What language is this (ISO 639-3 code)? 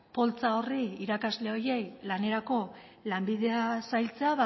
eus